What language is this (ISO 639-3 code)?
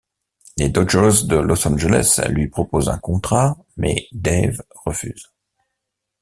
fra